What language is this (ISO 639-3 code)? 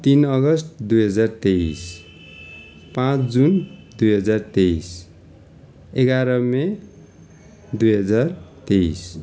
nep